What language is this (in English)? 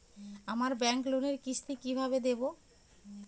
Bangla